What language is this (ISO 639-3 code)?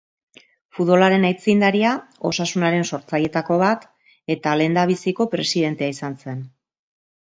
eus